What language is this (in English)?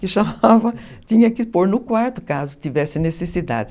Portuguese